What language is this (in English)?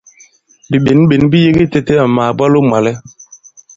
Bankon